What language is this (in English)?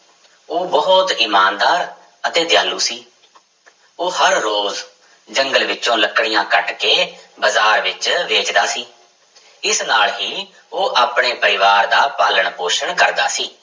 Punjabi